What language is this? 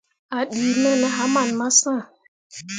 Mundang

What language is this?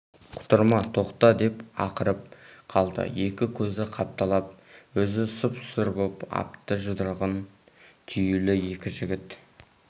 Kazakh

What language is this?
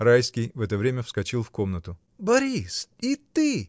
Russian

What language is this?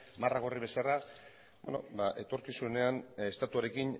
Basque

